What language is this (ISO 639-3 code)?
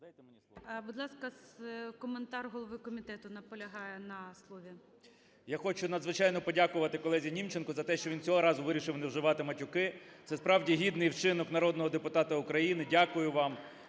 ukr